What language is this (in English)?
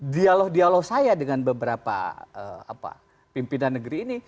Indonesian